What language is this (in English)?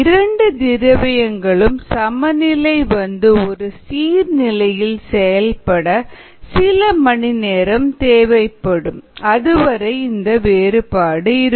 Tamil